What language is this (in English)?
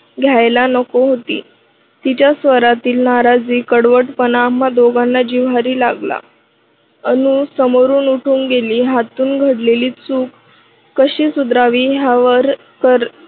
Marathi